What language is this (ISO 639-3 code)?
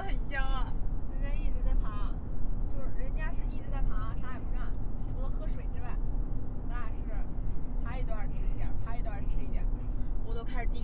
zho